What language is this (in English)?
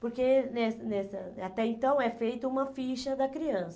Portuguese